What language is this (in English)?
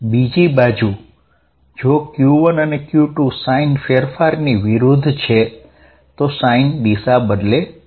Gujarati